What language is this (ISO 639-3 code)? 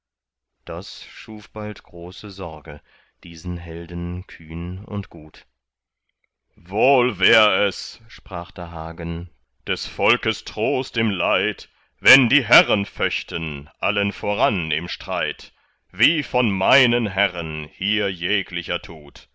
deu